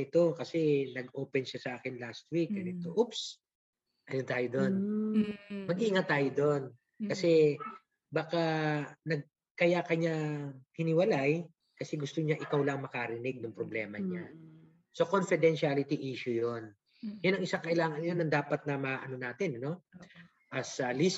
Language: Filipino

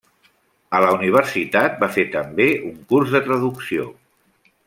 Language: Catalan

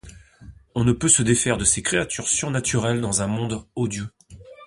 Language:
French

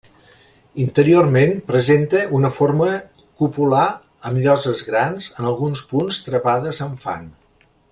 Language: Catalan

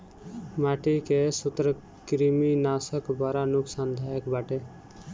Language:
Bhojpuri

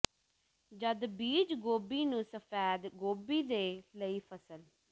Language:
Punjabi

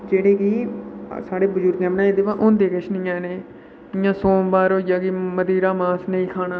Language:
Dogri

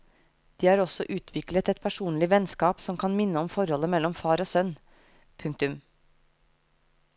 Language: Norwegian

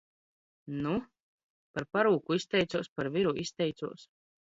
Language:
Latvian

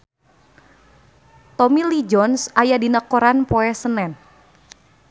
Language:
Sundanese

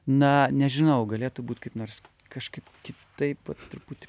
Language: Lithuanian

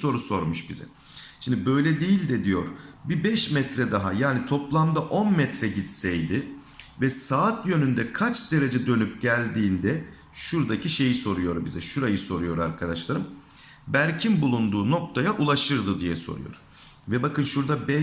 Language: Turkish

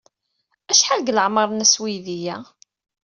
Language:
Kabyle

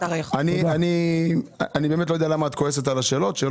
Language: Hebrew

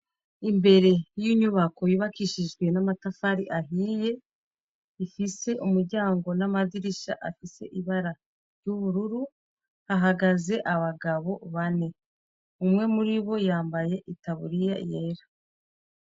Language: Rundi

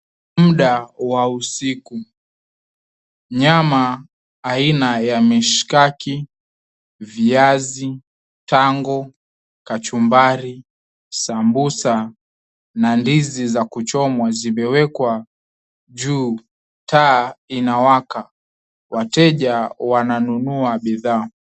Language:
Swahili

